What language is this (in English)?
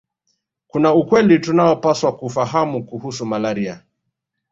Swahili